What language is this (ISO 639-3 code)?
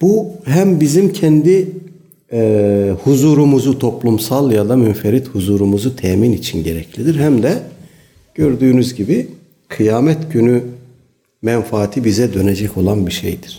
tur